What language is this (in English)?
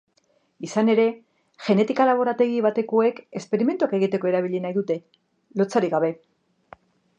Basque